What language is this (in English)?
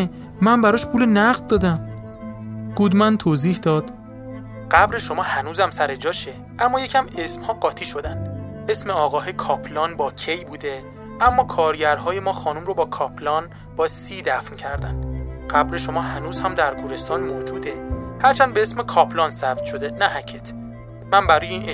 Persian